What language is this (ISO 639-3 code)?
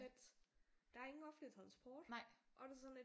dan